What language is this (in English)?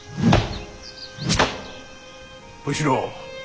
Japanese